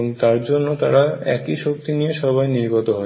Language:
Bangla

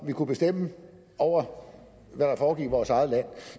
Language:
Danish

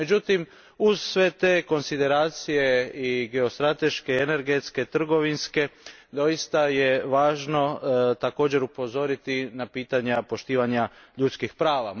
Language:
Croatian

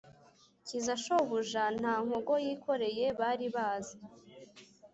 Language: Kinyarwanda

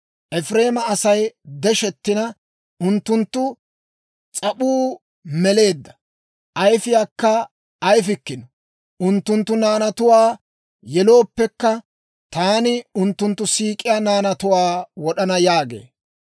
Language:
Dawro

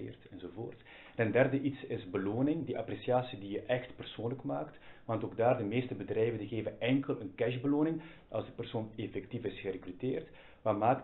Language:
Dutch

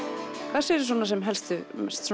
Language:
Icelandic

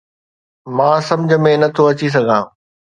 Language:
Sindhi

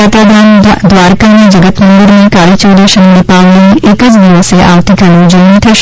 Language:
Gujarati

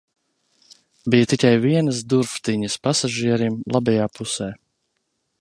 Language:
Latvian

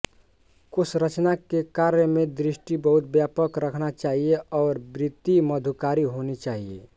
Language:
Hindi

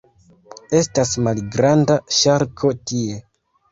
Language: Esperanto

